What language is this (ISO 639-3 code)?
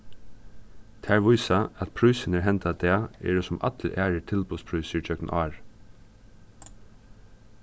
fao